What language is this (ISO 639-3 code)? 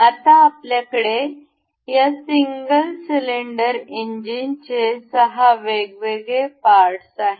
mar